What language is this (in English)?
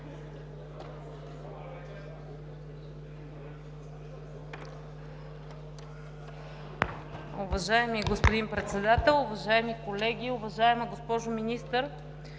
Bulgarian